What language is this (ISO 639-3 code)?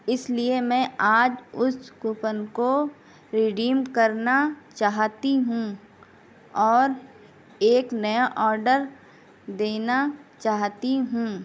urd